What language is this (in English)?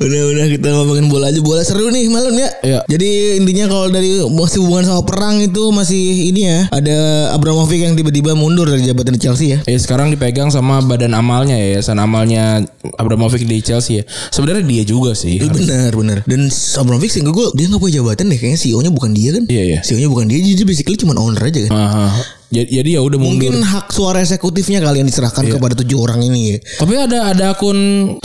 Indonesian